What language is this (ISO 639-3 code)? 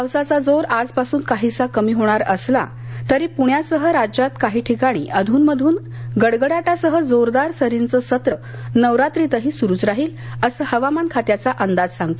mar